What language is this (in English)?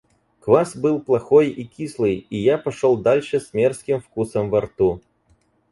Russian